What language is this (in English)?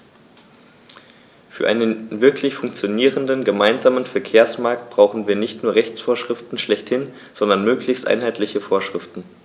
German